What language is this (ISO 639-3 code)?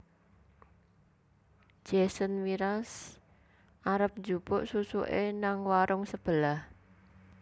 jav